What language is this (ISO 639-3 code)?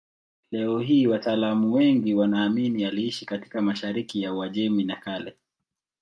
swa